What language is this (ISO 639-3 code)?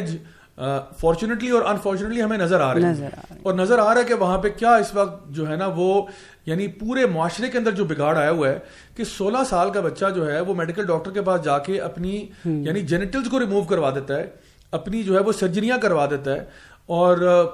urd